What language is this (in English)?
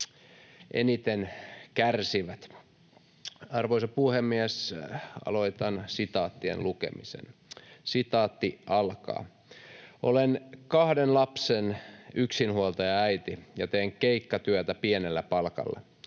Finnish